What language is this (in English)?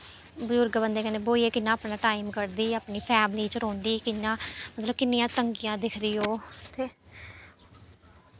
Dogri